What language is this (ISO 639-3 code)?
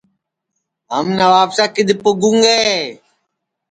ssi